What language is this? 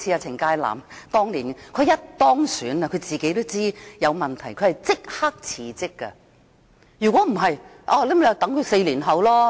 Cantonese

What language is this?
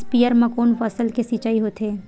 Chhattisgarhi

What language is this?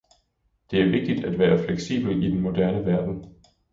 Danish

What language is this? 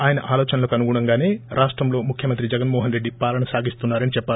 Telugu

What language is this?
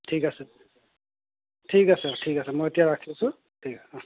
Assamese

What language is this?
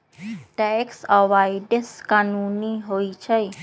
Magahi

